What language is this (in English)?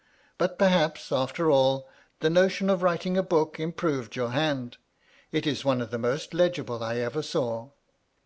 English